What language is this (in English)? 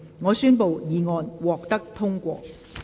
Cantonese